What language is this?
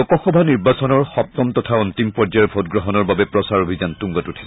Assamese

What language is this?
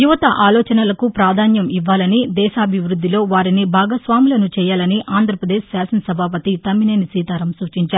Telugu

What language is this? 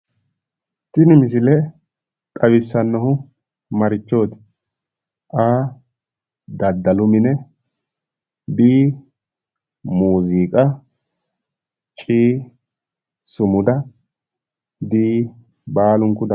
Sidamo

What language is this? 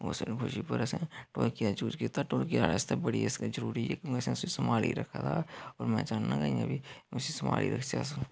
Dogri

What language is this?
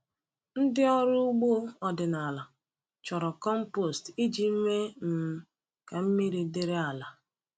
Igbo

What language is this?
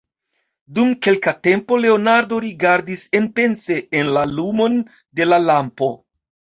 Esperanto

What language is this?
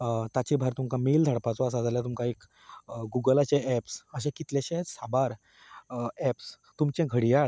Konkani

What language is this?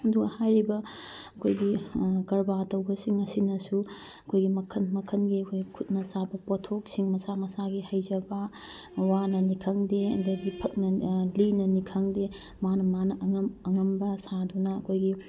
Manipuri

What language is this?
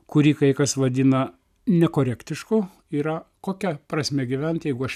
Lithuanian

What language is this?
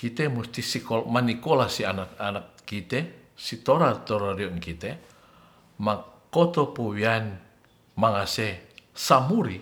Ratahan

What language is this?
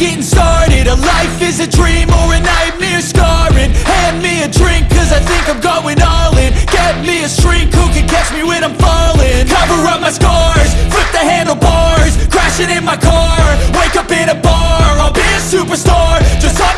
English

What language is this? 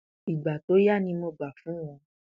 Yoruba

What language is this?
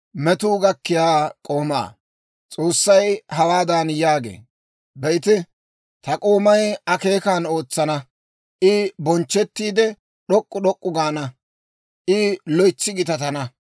Dawro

